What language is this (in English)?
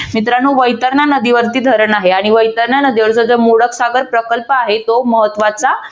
Marathi